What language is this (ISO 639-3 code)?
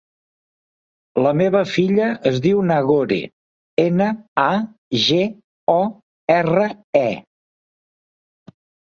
cat